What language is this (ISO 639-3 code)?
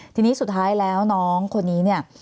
tha